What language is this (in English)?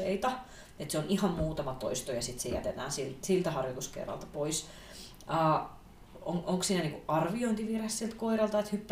Finnish